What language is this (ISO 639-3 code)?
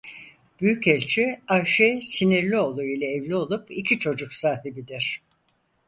tur